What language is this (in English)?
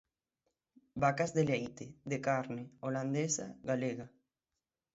Galician